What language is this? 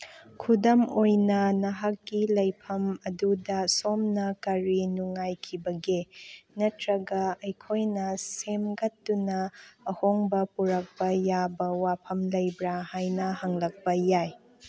Manipuri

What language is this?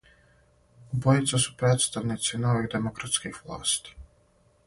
Serbian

